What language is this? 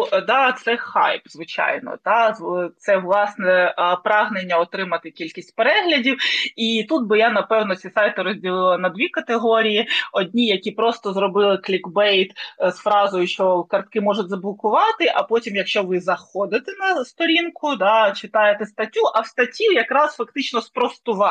Ukrainian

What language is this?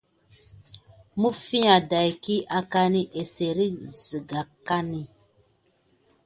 Gidar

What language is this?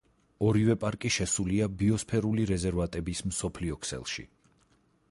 Georgian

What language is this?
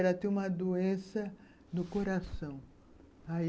Portuguese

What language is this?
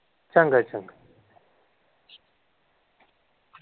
Punjabi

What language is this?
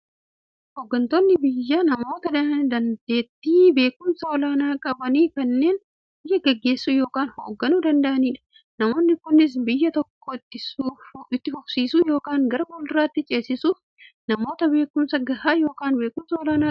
Oromo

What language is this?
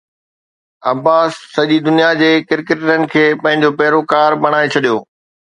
Sindhi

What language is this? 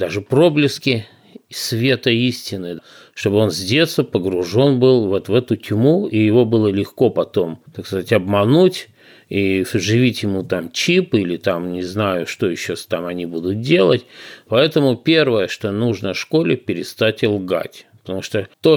Russian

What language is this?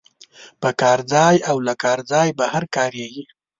Pashto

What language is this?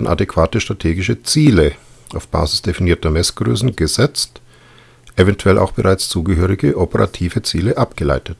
German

